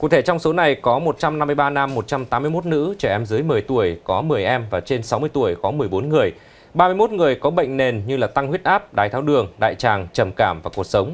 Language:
Vietnamese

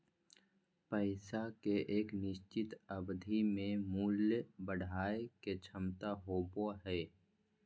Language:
Magahi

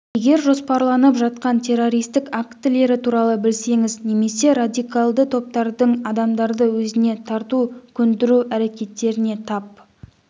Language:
Kazakh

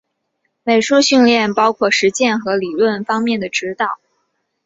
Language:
Chinese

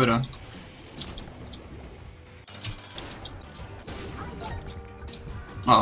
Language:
Portuguese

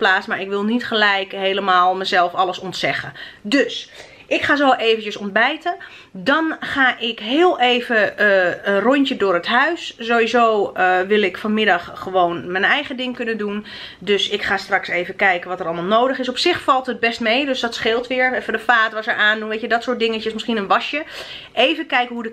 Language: Dutch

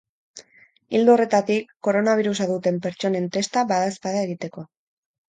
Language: Basque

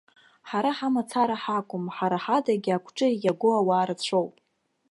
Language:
Abkhazian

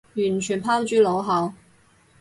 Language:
Cantonese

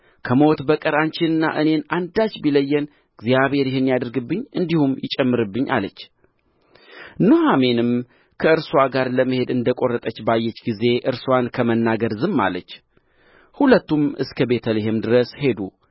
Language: Amharic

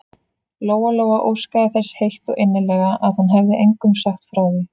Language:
Icelandic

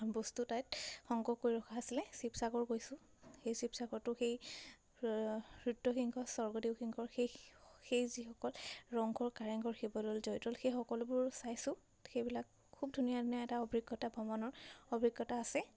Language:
Assamese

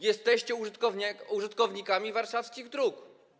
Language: Polish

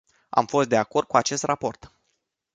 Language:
Romanian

